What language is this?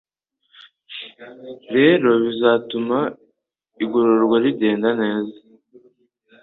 Kinyarwanda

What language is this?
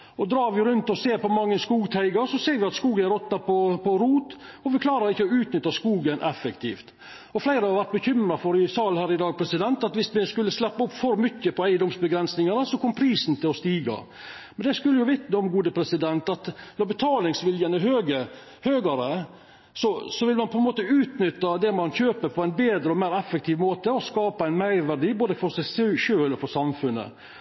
Norwegian Nynorsk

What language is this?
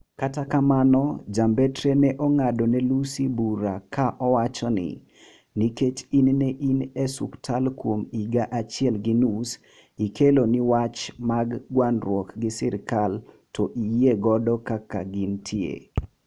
Luo (Kenya and Tanzania)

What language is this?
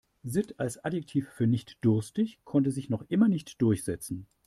German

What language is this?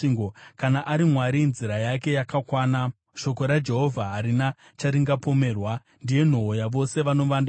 Shona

